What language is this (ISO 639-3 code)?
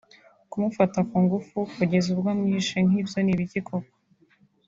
kin